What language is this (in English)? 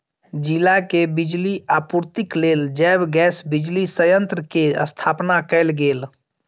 Maithili